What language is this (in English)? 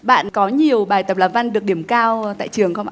Vietnamese